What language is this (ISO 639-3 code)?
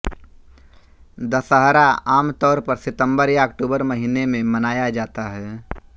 hin